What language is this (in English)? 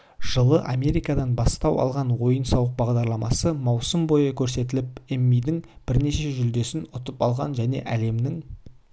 Kazakh